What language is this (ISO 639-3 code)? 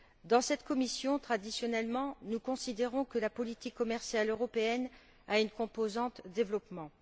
fra